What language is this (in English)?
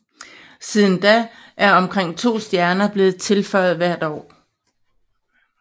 Danish